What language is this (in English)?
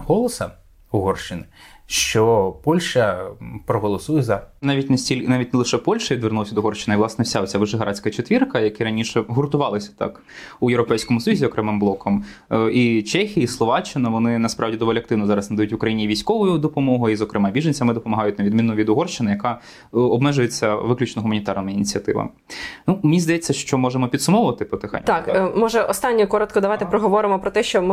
Ukrainian